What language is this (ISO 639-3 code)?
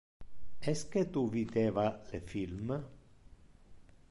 ina